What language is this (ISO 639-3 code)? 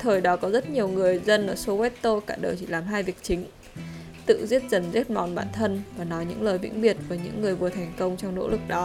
vie